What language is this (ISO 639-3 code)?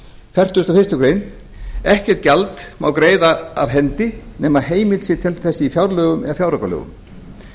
isl